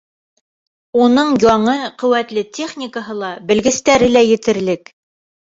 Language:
Bashkir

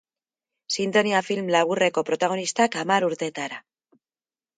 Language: Basque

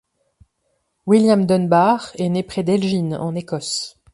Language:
French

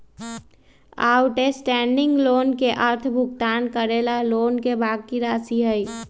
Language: Magahi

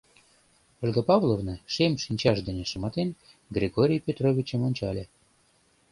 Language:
Mari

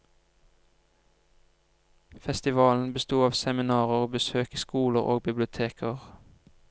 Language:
Norwegian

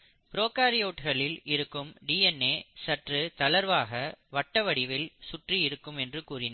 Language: Tamil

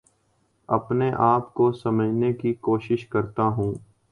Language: Urdu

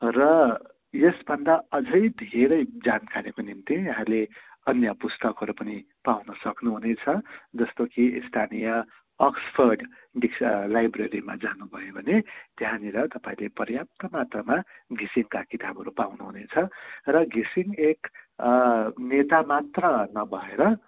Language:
Nepali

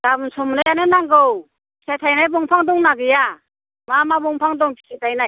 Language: Bodo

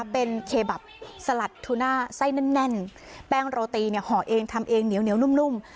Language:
Thai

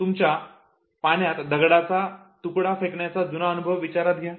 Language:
Marathi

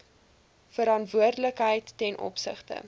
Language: Afrikaans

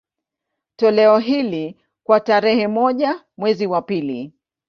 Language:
Swahili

